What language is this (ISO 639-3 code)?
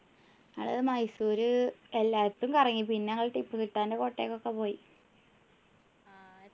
mal